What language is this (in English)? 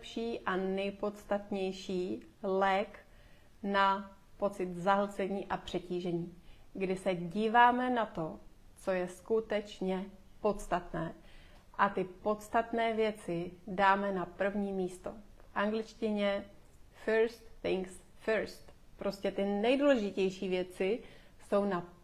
Czech